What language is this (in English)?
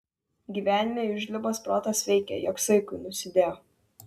Lithuanian